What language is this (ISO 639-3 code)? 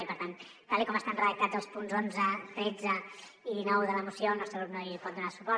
cat